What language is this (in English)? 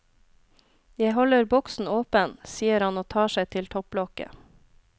Norwegian